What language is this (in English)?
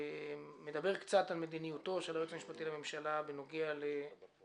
Hebrew